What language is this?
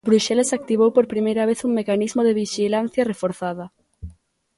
Galician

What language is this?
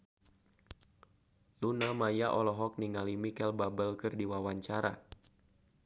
Sundanese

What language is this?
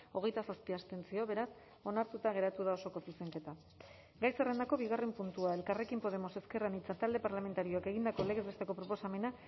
Basque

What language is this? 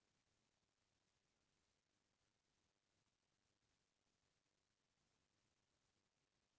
Chhattisgarhi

